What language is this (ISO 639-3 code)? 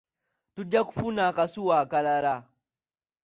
lug